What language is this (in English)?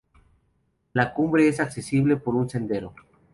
Spanish